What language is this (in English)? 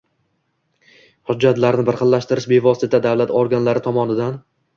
Uzbek